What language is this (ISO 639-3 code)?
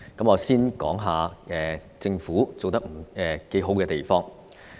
yue